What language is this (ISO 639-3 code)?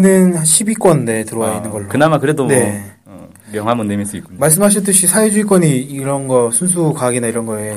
kor